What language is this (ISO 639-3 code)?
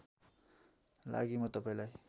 nep